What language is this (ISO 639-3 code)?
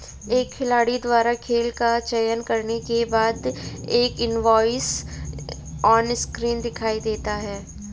hin